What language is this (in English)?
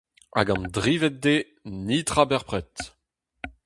Breton